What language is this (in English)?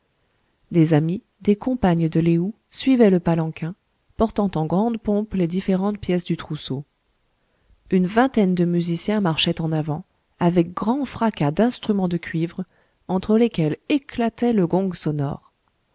French